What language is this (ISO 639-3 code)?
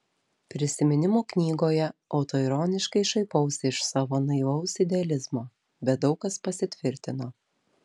lit